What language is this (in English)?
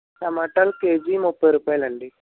Telugu